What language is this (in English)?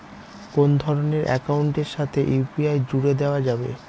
Bangla